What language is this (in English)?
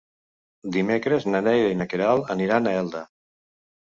Catalan